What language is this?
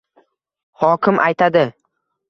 Uzbek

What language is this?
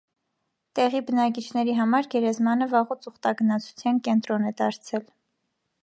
Armenian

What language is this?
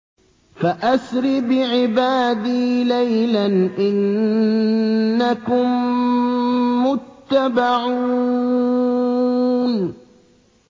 Arabic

